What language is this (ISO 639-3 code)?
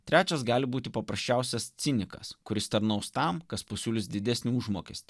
lit